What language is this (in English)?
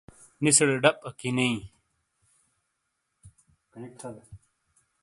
Shina